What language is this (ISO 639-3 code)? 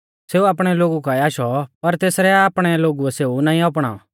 bfz